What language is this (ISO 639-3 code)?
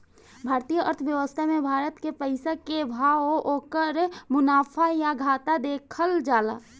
bho